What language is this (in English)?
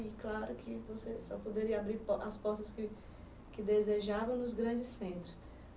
Portuguese